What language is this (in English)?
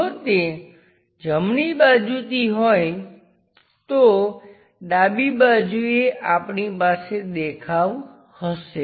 Gujarati